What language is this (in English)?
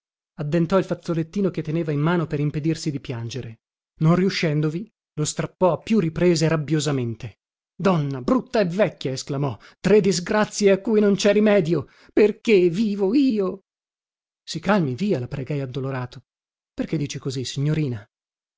Italian